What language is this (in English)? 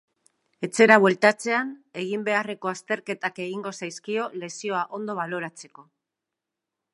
Basque